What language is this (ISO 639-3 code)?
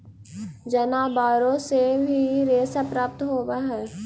mag